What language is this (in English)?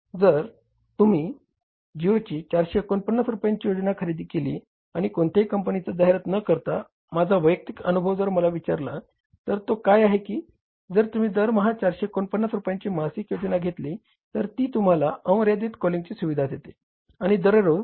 Marathi